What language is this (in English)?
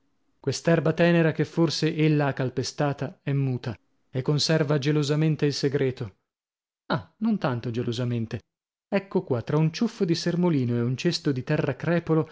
Italian